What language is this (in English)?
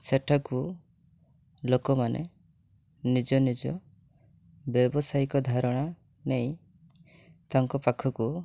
Odia